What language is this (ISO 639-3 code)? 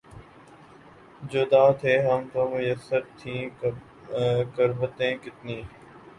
urd